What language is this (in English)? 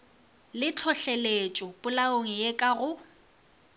Northern Sotho